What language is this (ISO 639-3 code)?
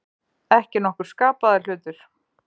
isl